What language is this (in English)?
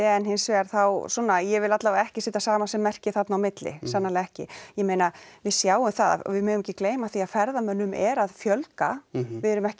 Icelandic